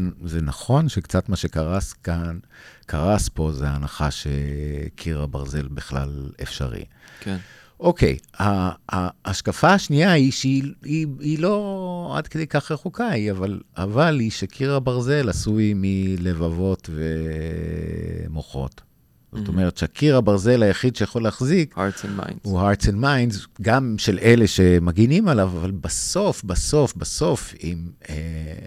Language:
Hebrew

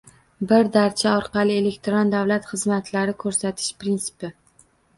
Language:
Uzbek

